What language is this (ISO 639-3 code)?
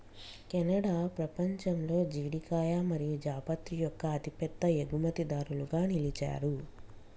tel